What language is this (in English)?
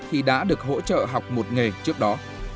Vietnamese